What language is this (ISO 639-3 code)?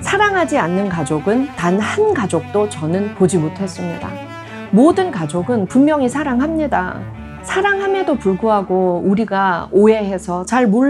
kor